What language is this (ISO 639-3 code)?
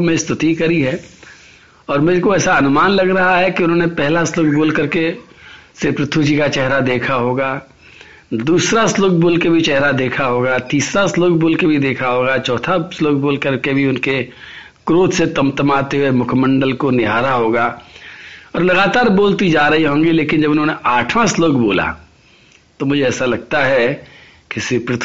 hin